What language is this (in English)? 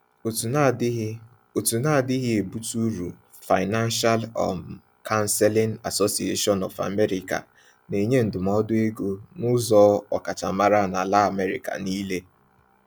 Igbo